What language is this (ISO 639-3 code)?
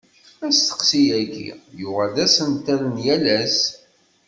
kab